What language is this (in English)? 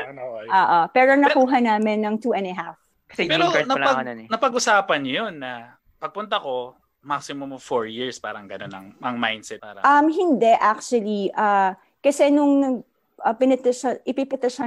Filipino